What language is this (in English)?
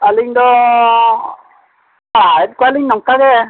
Santali